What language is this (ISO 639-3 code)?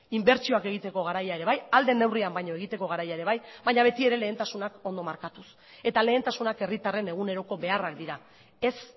eus